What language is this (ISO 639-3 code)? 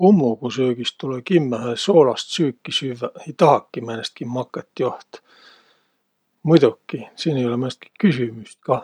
vro